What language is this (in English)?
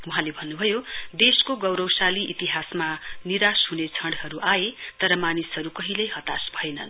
Nepali